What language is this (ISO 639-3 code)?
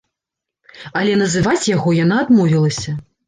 bel